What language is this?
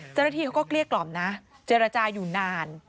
Thai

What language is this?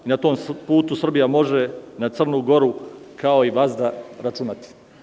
Serbian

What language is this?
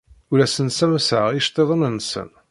Kabyle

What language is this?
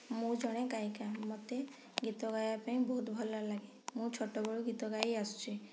Odia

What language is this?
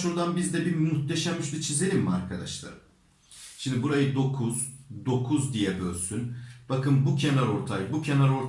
Turkish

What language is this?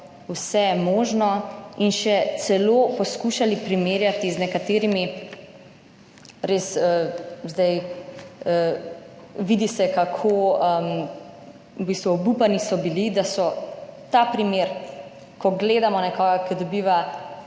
Slovenian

